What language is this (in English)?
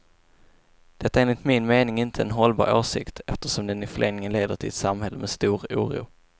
Swedish